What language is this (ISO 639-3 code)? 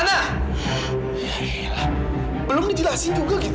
ind